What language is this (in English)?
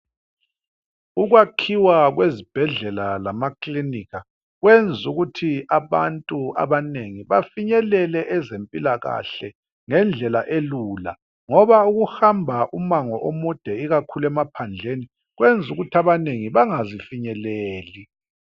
North Ndebele